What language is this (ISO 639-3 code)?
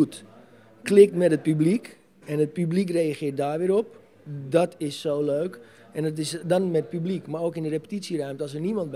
nld